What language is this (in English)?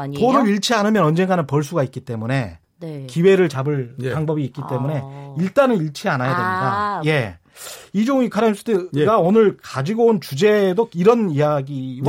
Korean